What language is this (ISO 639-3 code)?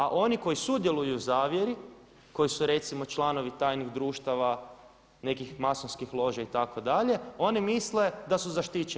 hrv